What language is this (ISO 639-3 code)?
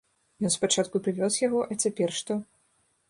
bel